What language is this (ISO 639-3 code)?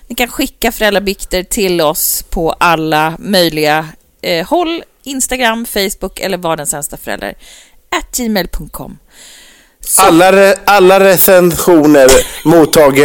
swe